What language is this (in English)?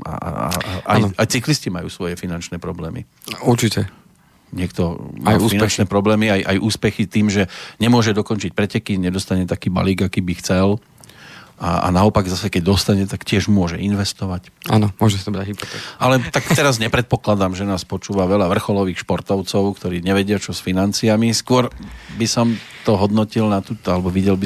Slovak